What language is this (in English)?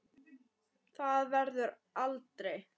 Icelandic